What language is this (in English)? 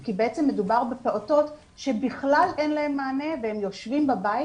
Hebrew